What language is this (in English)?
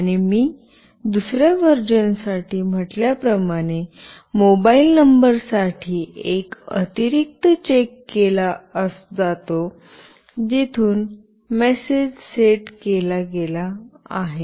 Marathi